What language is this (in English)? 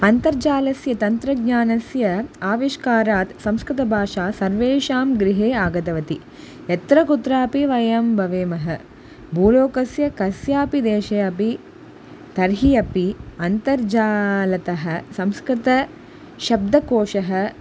Sanskrit